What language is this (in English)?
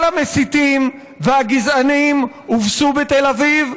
Hebrew